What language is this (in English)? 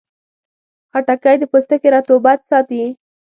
Pashto